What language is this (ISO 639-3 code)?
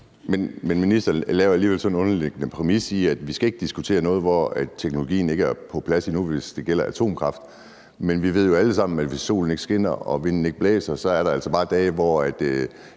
dan